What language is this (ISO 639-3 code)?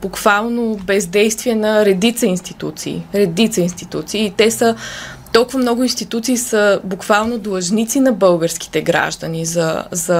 bul